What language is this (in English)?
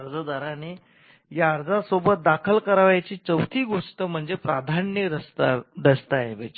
Marathi